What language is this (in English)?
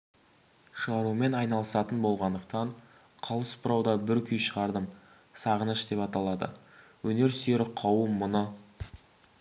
Kazakh